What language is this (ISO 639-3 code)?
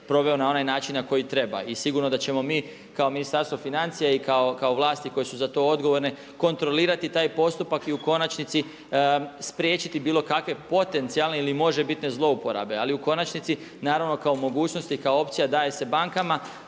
hrv